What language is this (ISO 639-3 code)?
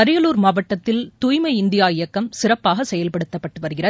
tam